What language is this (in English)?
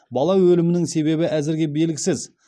Kazakh